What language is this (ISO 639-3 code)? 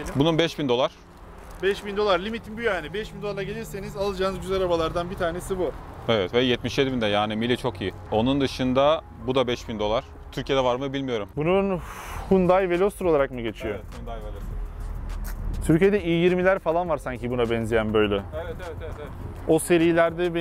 tur